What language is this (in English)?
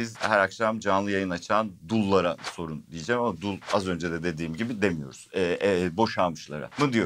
Turkish